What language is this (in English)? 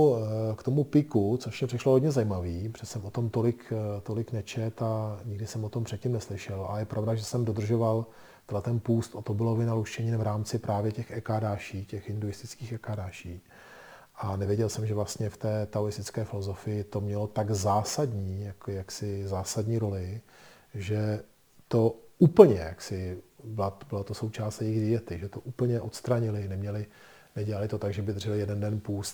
Czech